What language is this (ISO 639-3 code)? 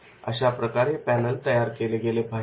mar